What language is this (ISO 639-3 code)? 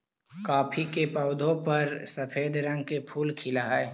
mag